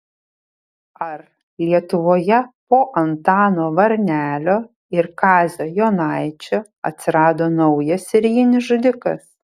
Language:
Lithuanian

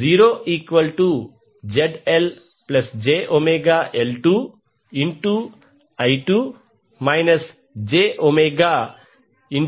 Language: Telugu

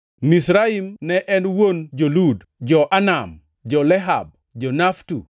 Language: Luo (Kenya and Tanzania)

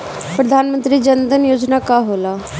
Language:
Bhojpuri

